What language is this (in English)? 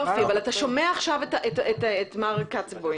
Hebrew